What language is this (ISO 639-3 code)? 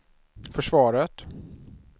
swe